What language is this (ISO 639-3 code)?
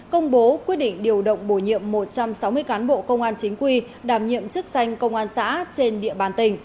vie